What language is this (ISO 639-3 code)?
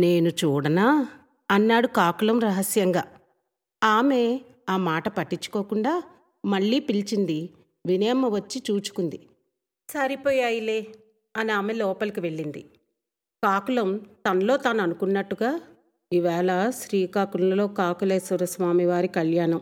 tel